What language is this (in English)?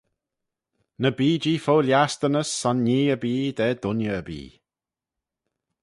Manx